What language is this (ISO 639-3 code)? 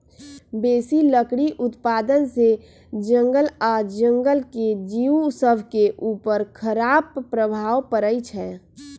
mag